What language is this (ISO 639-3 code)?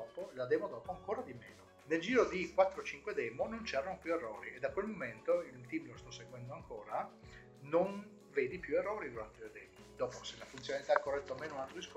ita